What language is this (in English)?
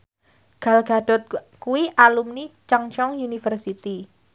Javanese